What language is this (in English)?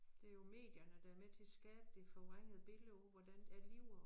Danish